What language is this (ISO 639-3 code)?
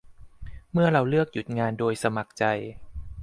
tha